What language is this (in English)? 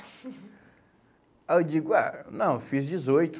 Portuguese